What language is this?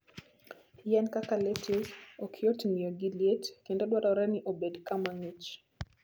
Luo (Kenya and Tanzania)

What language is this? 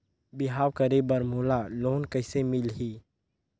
Chhattisgarhi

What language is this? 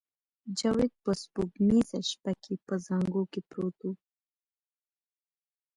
Pashto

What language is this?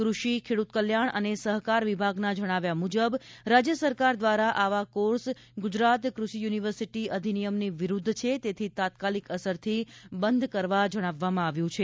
Gujarati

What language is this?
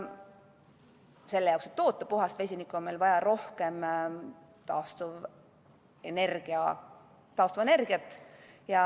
Estonian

